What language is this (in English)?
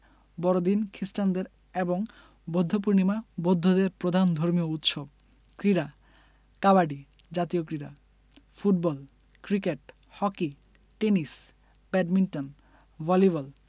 Bangla